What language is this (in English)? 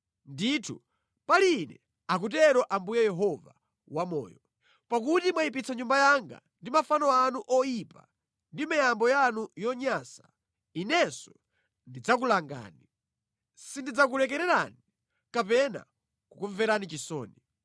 Nyanja